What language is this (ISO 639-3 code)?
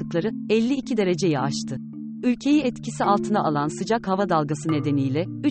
tur